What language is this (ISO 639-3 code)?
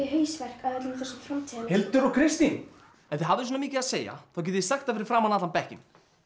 isl